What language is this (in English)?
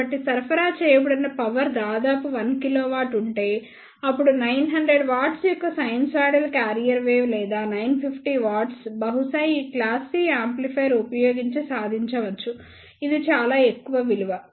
Telugu